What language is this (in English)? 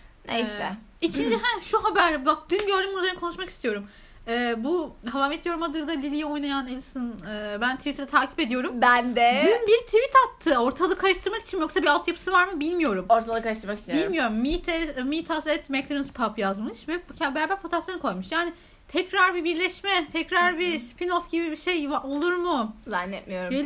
Turkish